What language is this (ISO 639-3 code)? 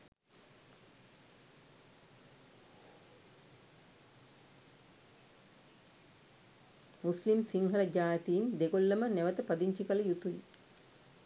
sin